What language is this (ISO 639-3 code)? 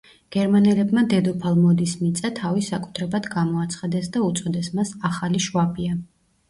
kat